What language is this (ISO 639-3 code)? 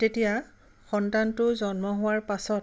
asm